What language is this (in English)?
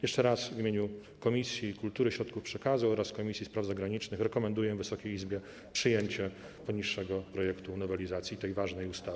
Polish